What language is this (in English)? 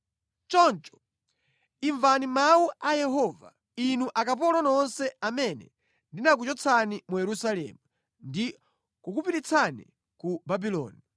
Nyanja